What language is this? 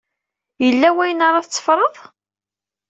Kabyle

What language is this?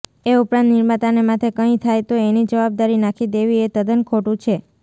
Gujarati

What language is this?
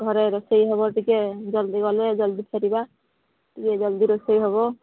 Odia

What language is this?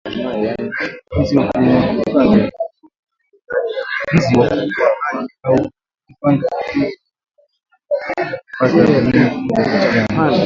Swahili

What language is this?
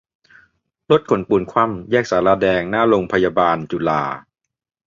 Thai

